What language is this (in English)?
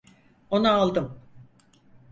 Turkish